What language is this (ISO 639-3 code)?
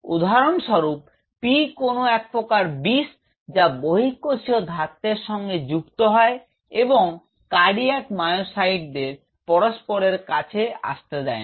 ben